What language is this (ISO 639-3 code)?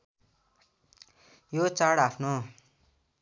nep